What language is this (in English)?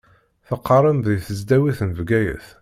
Kabyle